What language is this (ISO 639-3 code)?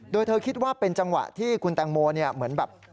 tha